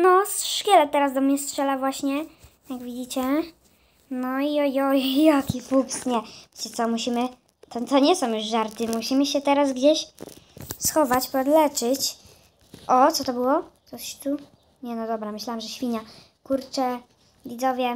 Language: Polish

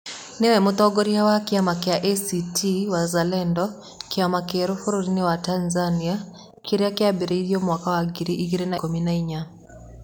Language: Kikuyu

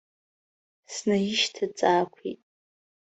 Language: Abkhazian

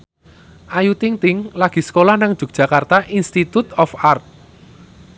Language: Javanese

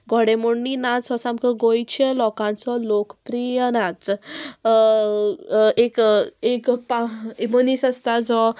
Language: Konkani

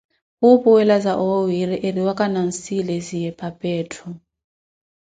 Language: Koti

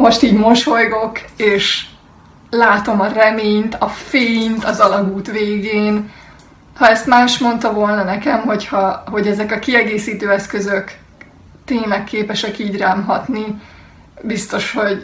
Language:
Hungarian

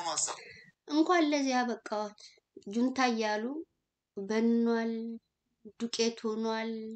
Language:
Arabic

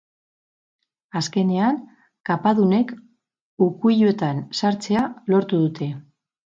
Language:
Basque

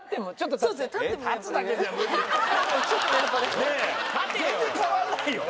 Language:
Japanese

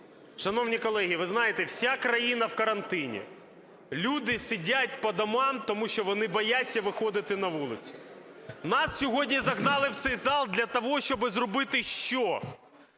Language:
Ukrainian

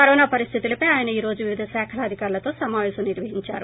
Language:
Telugu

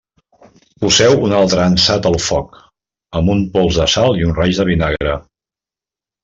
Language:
Catalan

